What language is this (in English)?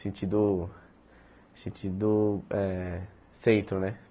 Portuguese